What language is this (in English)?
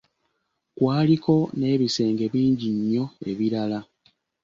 Ganda